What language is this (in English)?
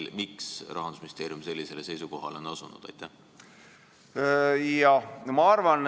Estonian